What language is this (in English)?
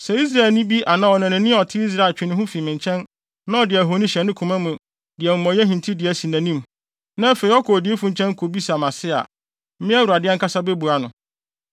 Akan